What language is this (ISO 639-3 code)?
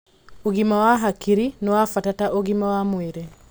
kik